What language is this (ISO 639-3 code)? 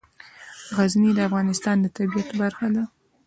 pus